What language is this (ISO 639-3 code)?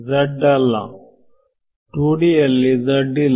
kan